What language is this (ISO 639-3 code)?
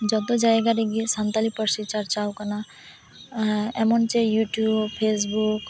sat